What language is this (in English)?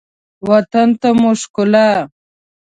Pashto